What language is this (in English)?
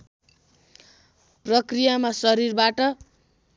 Nepali